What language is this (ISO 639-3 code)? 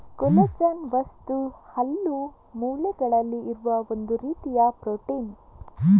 kan